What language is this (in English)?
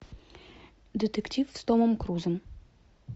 Russian